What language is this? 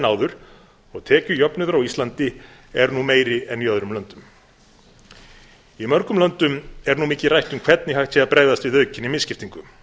Icelandic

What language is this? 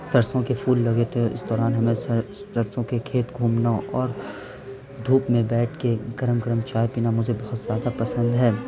Urdu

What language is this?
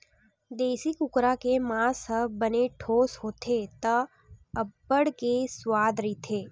Chhattisgarhi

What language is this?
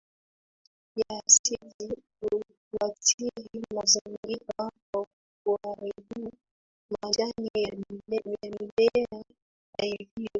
Swahili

